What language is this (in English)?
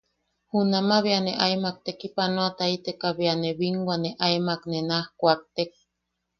Yaqui